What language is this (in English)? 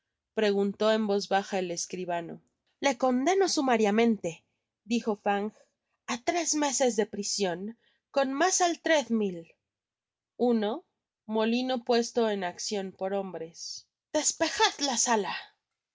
Spanish